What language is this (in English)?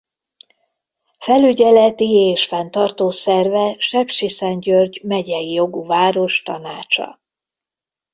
Hungarian